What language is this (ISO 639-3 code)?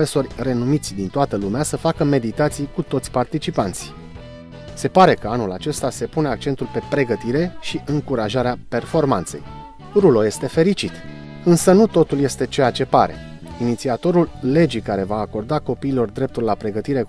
ron